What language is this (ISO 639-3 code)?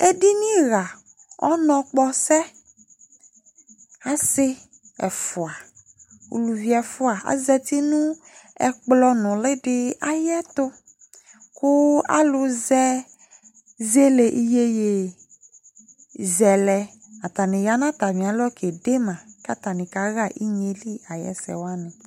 kpo